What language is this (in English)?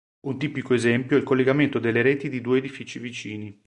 Italian